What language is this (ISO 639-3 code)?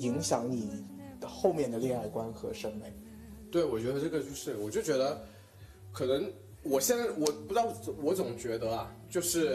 zho